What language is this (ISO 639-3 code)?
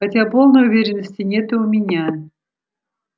rus